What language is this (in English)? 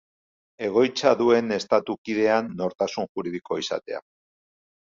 Basque